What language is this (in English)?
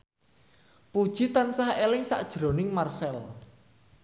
Javanese